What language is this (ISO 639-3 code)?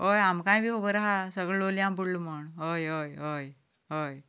kok